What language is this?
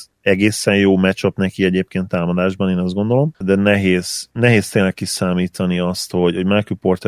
Hungarian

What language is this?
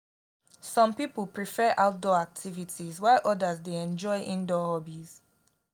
Nigerian Pidgin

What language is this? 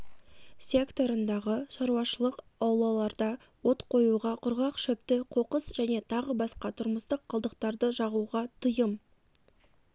Kazakh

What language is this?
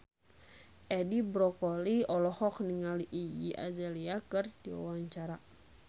Sundanese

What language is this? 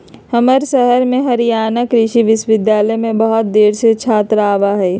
Magahi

